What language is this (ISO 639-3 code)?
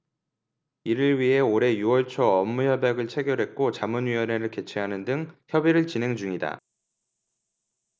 kor